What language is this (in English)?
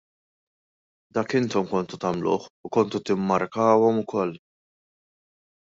Maltese